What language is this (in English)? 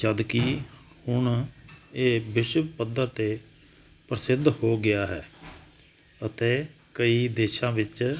Punjabi